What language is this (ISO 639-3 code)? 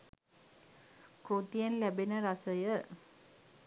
sin